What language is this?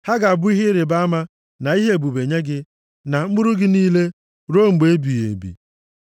Igbo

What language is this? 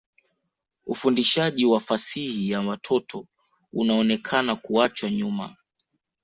Swahili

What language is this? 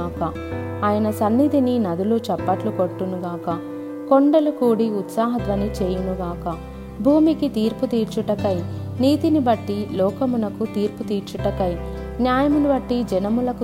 Telugu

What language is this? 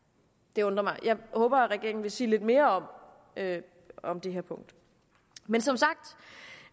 Danish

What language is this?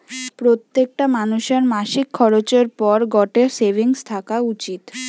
Bangla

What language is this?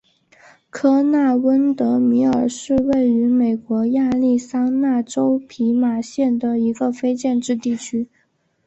Chinese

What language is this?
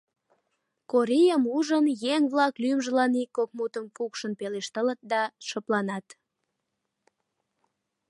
Mari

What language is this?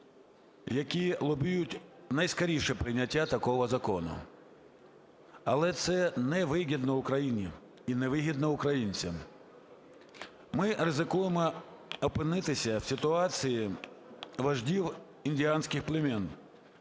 Ukrainian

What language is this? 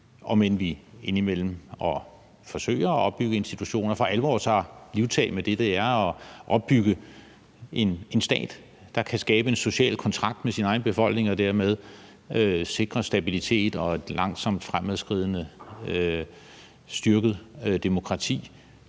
Danish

